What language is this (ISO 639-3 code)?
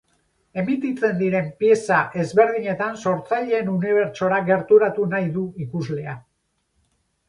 eus